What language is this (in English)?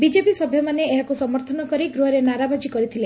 Odia